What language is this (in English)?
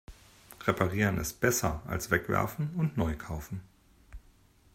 German